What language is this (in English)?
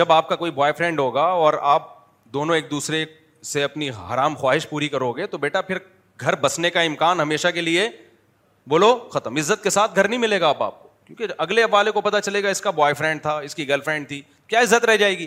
Urdu